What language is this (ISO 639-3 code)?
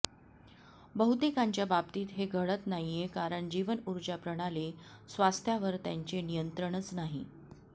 mar